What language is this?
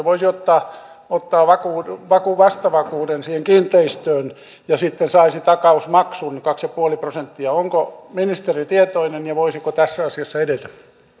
Finnish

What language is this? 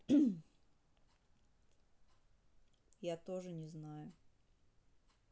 Russian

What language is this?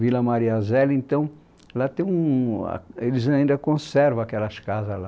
Portuguese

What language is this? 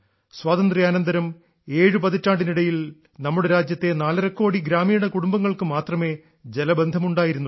Malayalam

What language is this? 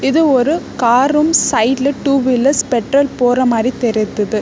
Tamil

